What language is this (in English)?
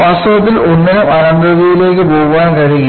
Malayalam